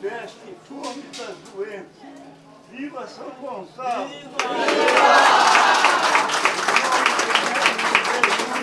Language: Portuguese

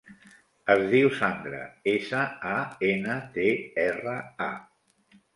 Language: Catalan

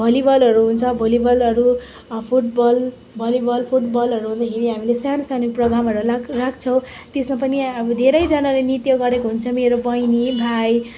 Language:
Nepali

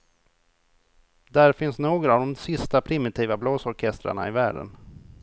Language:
Swedish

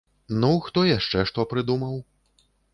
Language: Belarusian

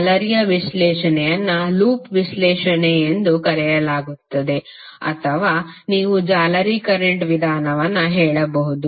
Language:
Kannada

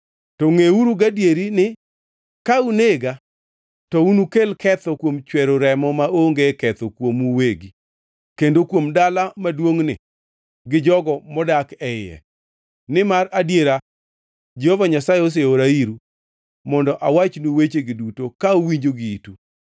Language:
Luo (Kenya and Tanzania)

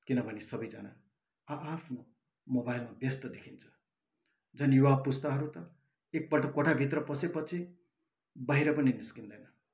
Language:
Nepali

